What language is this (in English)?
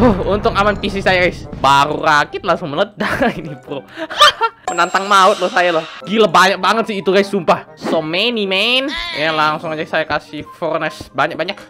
Indonesian